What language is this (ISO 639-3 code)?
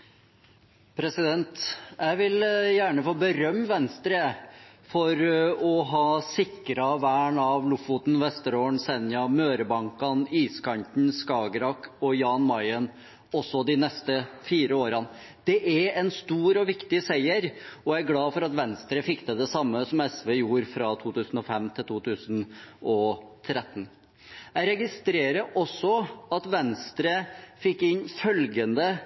nob